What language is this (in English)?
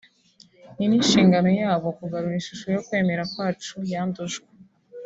Kinyarwanda